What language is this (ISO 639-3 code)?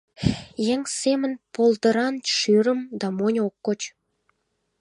chm